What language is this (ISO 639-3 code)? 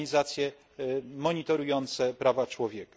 pol